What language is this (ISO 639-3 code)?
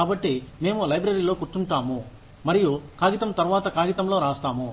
tel